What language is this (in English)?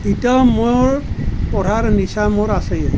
Assamese